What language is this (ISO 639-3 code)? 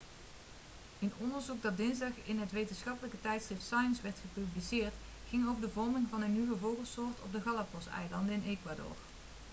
nld